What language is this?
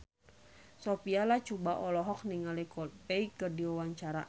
Sundanese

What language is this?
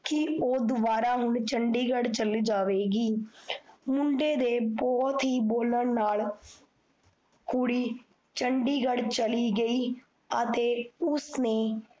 Punjabi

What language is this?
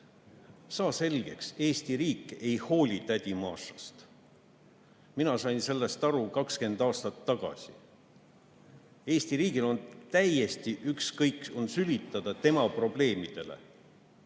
Estonian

